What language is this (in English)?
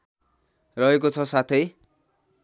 Nepali